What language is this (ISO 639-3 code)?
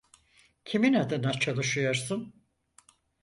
tur